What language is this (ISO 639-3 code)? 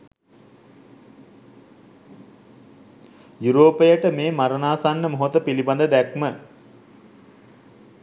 sin